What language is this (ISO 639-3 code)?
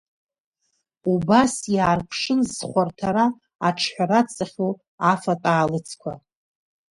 abk